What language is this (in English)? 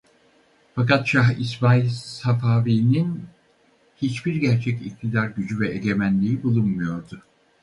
Turkish